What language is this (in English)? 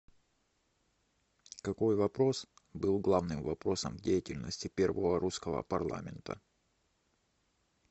Russian